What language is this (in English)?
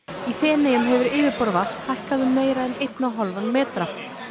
Icelandic